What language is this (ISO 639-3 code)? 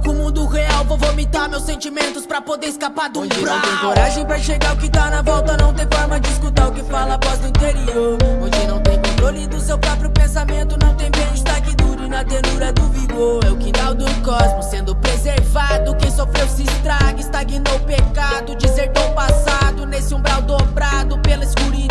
por